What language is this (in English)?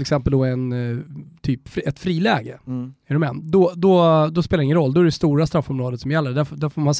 Swedish